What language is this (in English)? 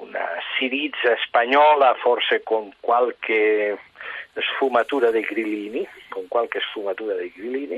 Italian